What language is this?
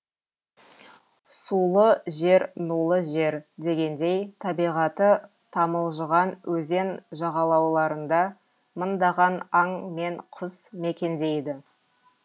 Kazakh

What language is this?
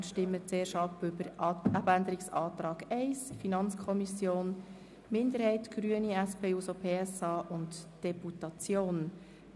Swiss German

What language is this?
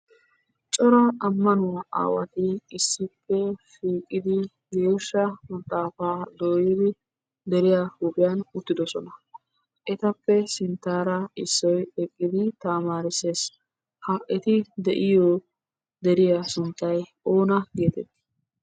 Wolaytta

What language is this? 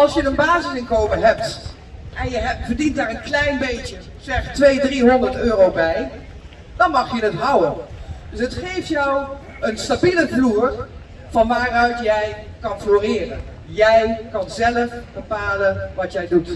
Dutch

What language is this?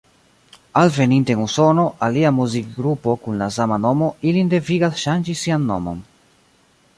Esperanto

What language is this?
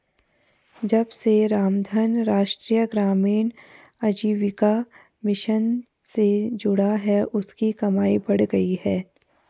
Hindi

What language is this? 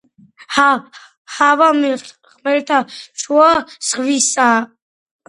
Georgian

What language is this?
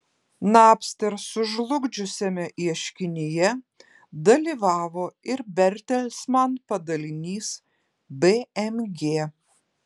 Lithuanian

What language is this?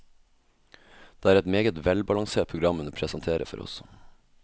Norwegian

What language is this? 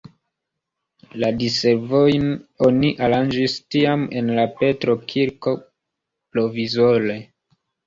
Esperanto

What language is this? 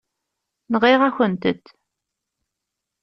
Kabyle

